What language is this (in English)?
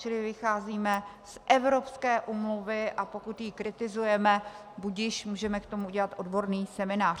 Czech